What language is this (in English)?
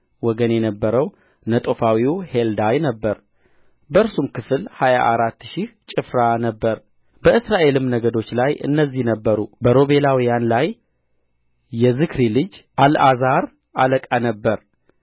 Amharic